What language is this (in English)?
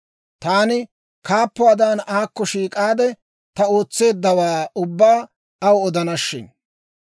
Dawro